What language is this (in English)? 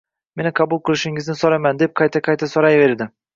Uzbek